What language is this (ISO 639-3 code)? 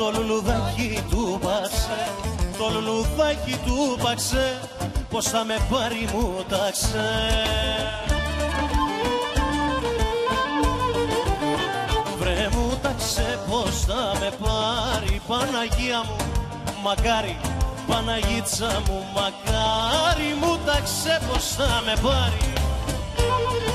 ell